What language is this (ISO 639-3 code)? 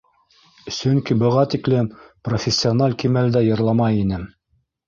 bak